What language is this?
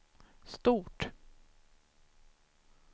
Swedish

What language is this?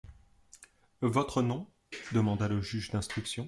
French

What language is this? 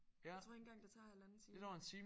Danish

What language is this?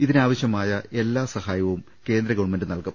Malayalam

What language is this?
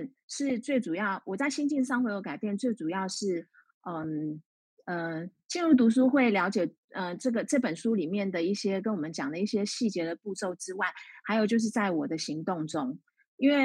Chinese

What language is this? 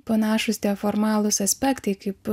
Lithuanian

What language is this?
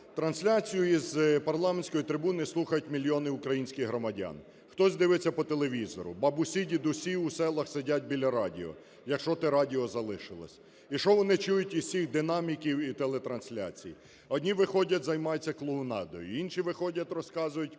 Ukrainian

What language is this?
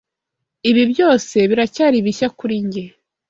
Kinyarwanda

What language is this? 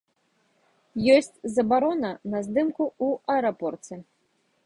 Belarusian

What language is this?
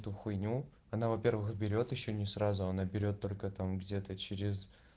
Russian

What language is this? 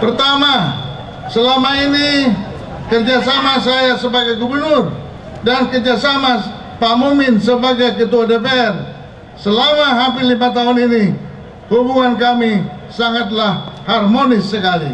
Indonesian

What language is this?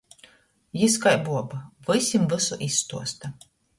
Latgalian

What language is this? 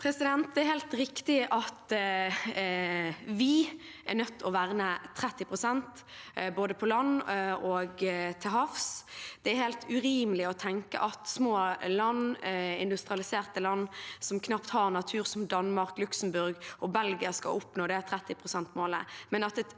Norwegian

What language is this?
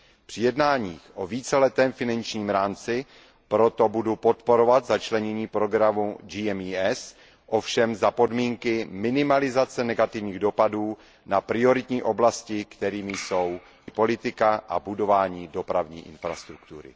Czech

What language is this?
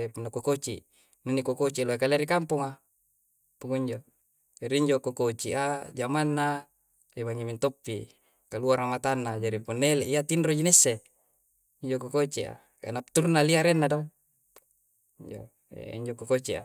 Coastal Konjo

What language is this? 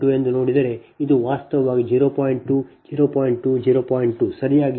Kannada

